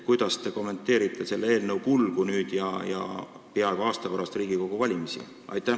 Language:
Estonian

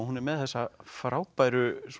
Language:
Icelandic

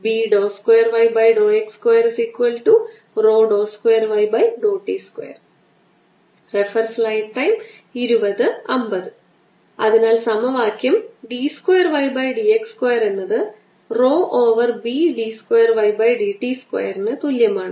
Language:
Malayalam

